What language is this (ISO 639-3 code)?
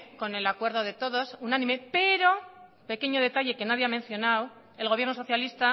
spa